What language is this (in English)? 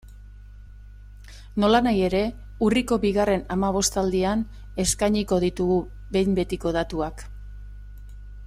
Basque